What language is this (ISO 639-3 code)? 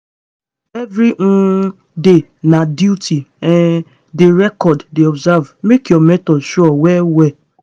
pcm